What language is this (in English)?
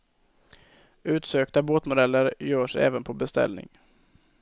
Swedish